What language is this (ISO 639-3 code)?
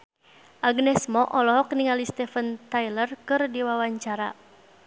sun